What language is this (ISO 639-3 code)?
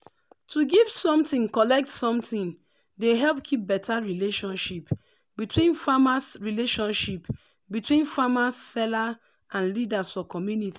pcm